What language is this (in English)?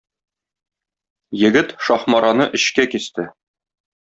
Tatar